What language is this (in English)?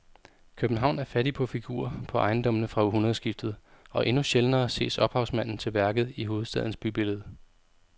Danish